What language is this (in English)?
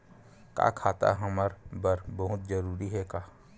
Chhattisgarhi